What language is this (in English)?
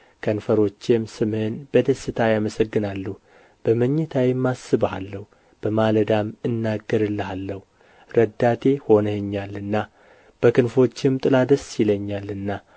Amharic